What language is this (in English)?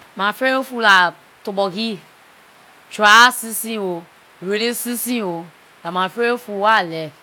Liberian English